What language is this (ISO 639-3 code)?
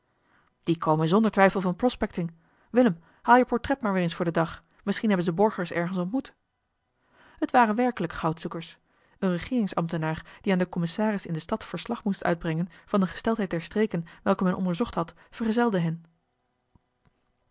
nld